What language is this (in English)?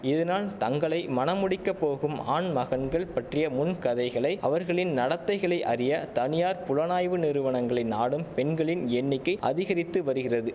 Tamil